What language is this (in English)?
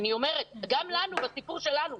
Hebrew